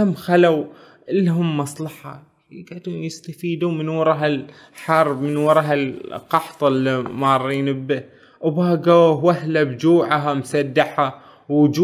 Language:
Arabic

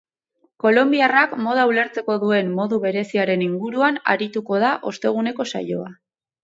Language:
Basque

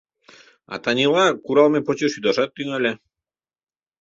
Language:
Mari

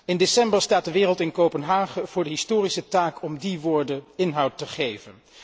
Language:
Dutch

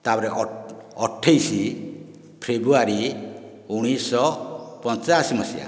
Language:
Odia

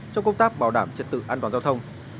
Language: Vietnamese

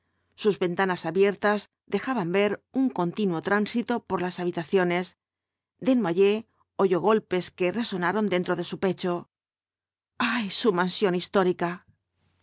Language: Spanish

